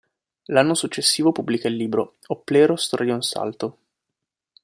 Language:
Italian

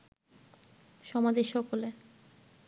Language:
Bangla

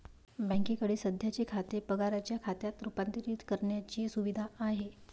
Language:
Marathi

